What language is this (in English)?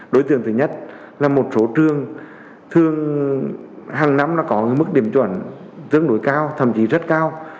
Vietnamese